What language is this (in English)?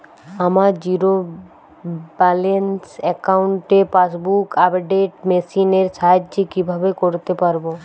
Bangla